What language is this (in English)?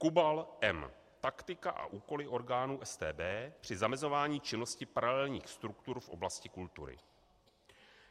Czech